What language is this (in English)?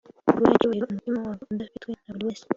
Kinyarwanda